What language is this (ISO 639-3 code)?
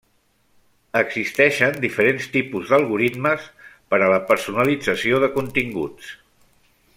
cat